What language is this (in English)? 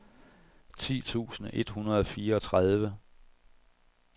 Danish